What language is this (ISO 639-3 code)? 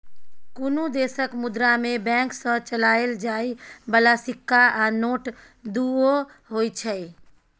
mai